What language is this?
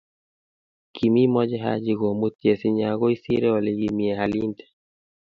Kalenjin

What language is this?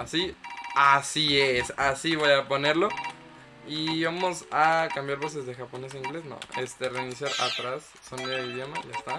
Spanish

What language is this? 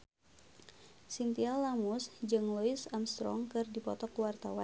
Sundanese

